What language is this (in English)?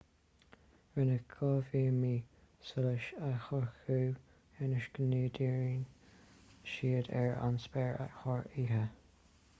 Irish